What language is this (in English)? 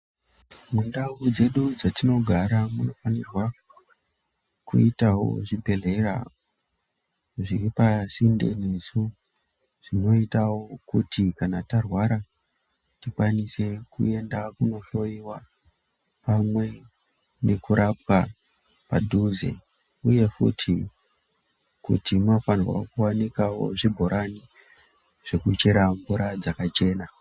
Ndau